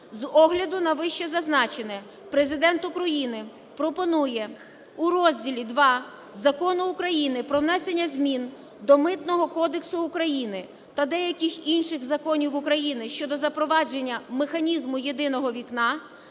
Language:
Ukrainian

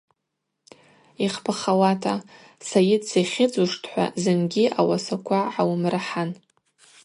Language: Abaza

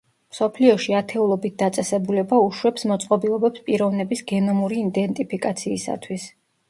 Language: Georgian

